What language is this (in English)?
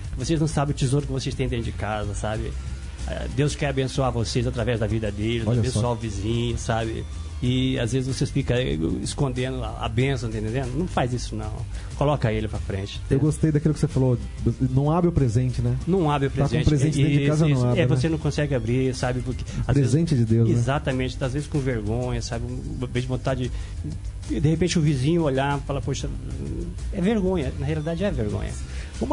Portuguese